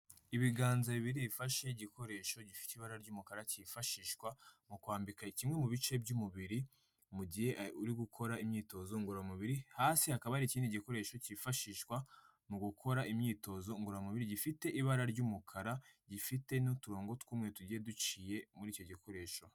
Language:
Kinyarwanda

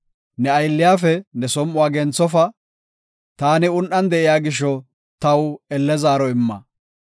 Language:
Gofa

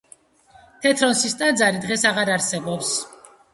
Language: Georgian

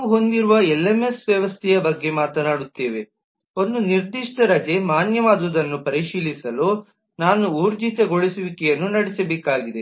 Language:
Kannada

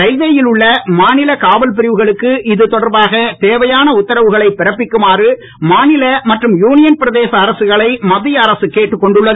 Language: Tamil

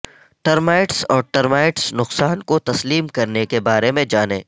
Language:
Urdu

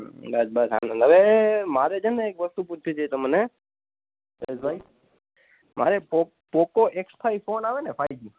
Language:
Gujarati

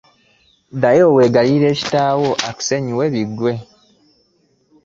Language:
Ganda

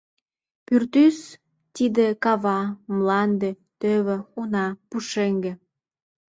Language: Mari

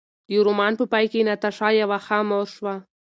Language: Pashto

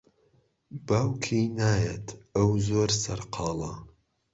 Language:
Central Kurdish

